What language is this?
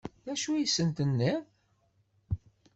Kabyle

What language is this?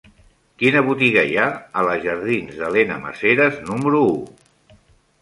Catalan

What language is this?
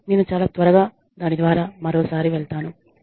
Telugu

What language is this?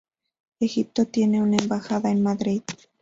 Spanish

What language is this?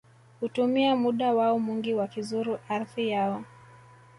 Swahili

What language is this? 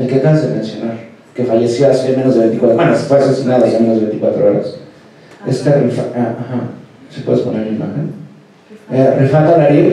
Spanish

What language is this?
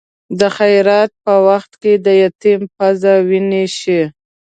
Pashto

